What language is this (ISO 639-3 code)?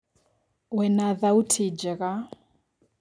kik